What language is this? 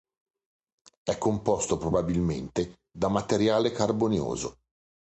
Italian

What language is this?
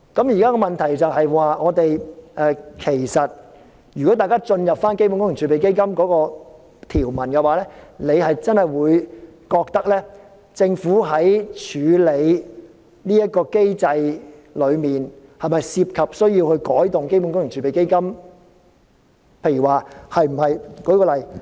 Cantonese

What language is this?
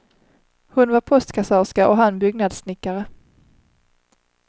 Swedish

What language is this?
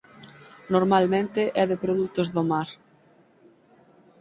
Galician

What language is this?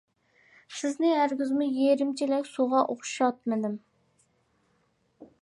Uyghur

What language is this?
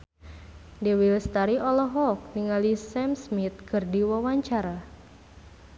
Sundanese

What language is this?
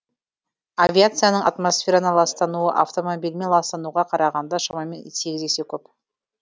Kazakh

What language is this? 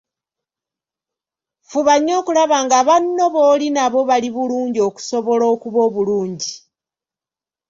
Ganda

